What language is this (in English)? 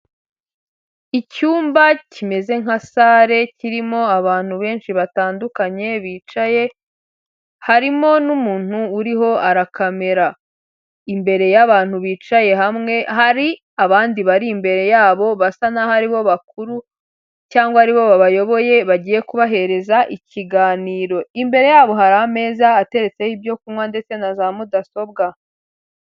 Kinyarwanda